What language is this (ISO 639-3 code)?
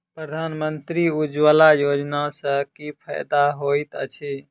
mai